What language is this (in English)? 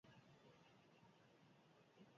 Basque